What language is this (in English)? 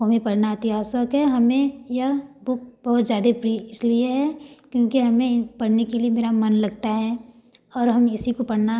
Hindi